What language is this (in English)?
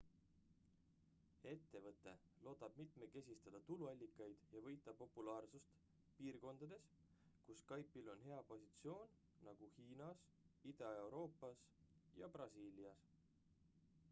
Estonian